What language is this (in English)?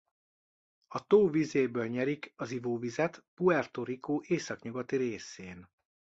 Hungarian